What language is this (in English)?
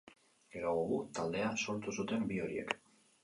Basque